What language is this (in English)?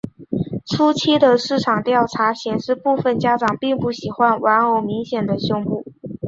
Chinese